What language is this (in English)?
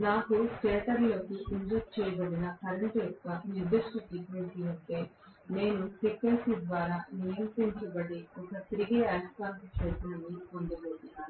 Telugu